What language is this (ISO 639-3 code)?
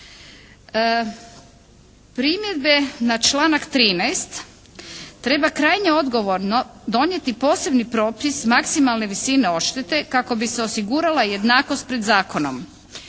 hrv